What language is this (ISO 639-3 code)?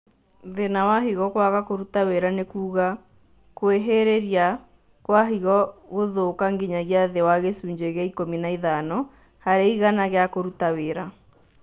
kik